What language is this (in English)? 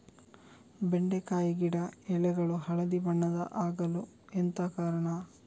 Kannada